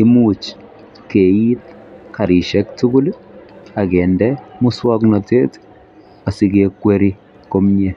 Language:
Kalenjin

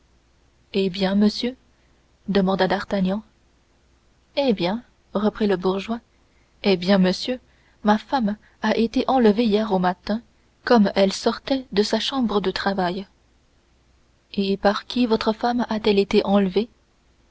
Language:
French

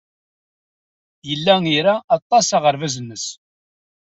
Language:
Kabyle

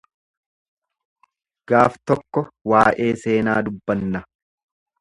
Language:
Oromo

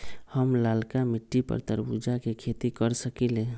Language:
Magahi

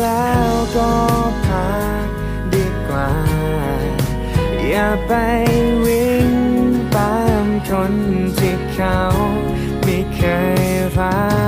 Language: Thai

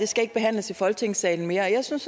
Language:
Danish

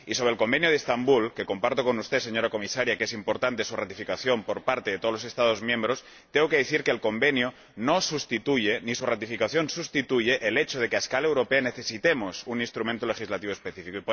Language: Spanish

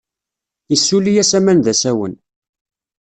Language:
Kabyle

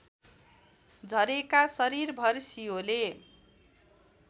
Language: Nepali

